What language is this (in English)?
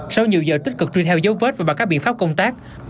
Vietnamese